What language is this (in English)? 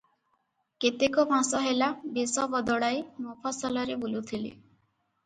Odia